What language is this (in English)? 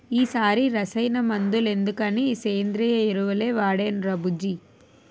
Telugu